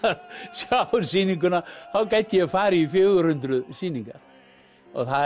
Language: Icelandic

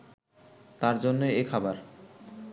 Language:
Bangla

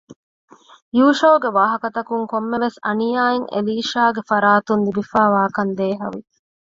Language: Divehi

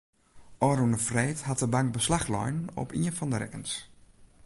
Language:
Western Frisian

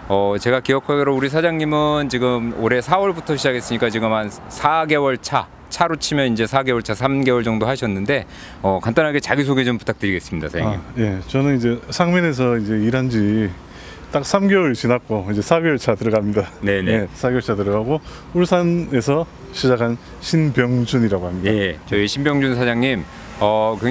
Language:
Korean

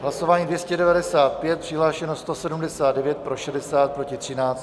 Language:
Czech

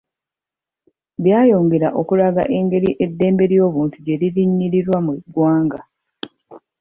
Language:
Ganda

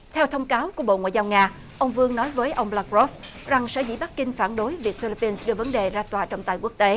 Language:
Vietnamese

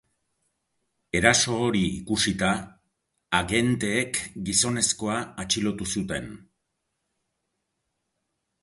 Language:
Basque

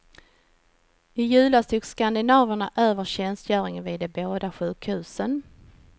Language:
Swedish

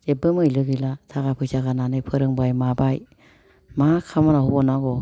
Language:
Bodo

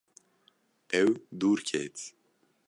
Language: Kurdish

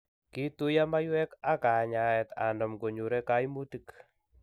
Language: Kalenjin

